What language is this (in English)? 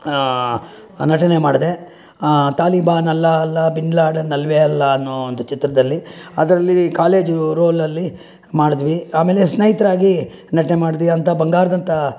Kannada